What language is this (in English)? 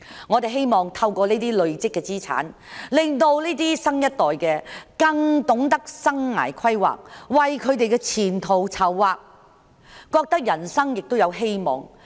Cantonese